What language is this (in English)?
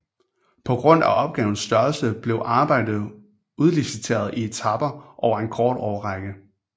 Danish